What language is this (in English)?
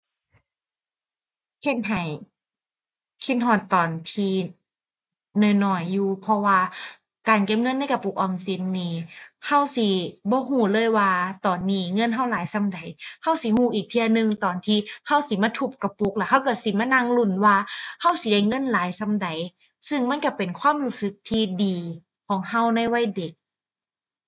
Thai